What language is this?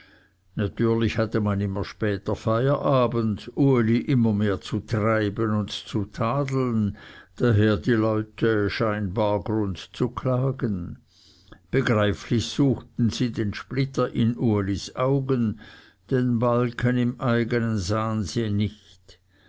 German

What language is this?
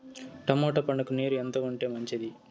Telugu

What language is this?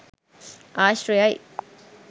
Sinhala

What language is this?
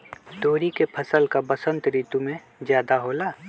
Magahi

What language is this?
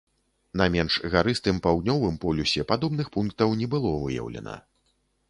Belarusian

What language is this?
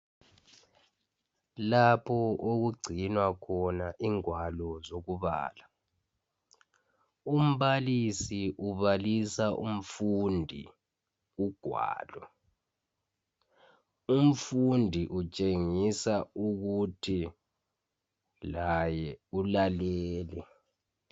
North Ndebele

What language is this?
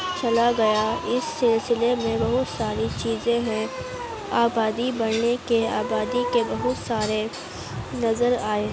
Urdu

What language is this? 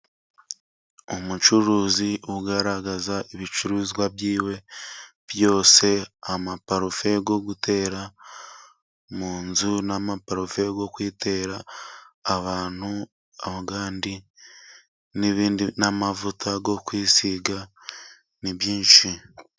Kinyarwanda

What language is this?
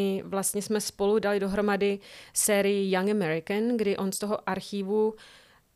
Czech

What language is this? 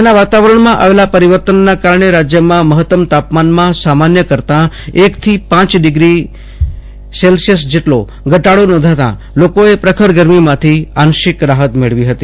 Gujarati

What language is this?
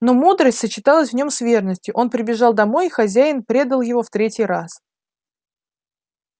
Russian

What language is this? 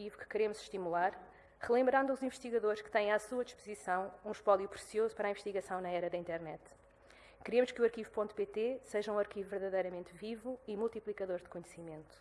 Portuguese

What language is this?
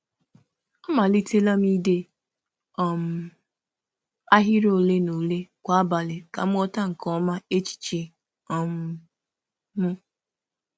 Igbo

